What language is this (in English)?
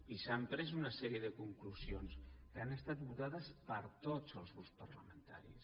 Catalan